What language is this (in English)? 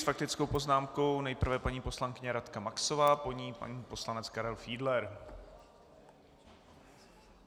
Czech